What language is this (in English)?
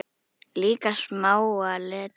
Icelandic